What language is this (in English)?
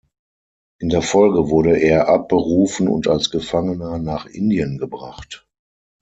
German